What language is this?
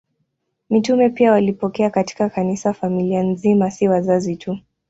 Swahili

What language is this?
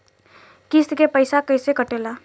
Bhojpuri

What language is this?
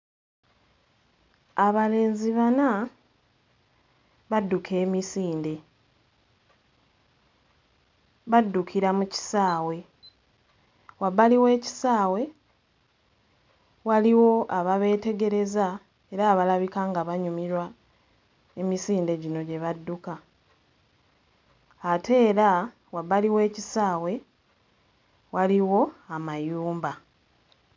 Ganda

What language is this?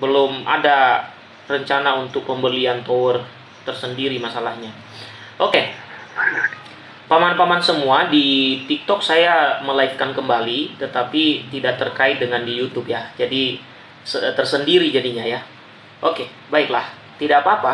Indonesian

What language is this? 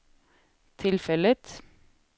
Swedish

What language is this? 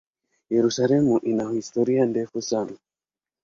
Swahili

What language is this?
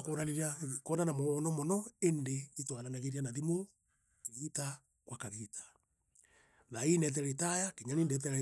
Meru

